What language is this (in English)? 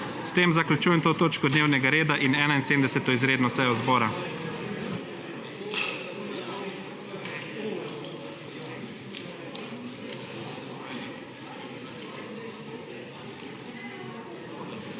Slovenian